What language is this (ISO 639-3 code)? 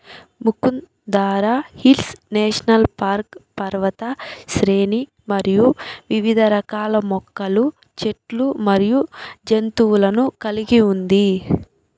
tel